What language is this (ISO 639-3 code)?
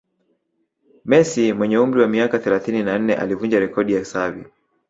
swa